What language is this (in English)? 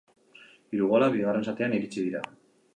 Basque